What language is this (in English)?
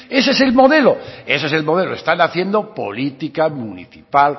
Spanish